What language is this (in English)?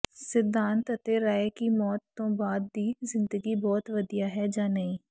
Punjabi